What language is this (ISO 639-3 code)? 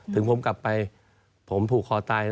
tha